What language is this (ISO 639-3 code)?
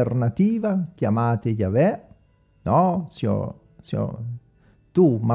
ita